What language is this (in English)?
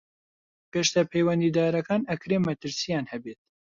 Central Kurdish